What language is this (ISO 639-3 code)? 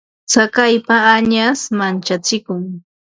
qva